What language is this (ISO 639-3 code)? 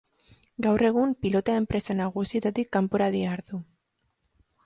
eus